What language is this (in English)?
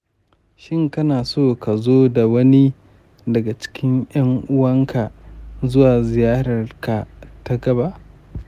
Hausa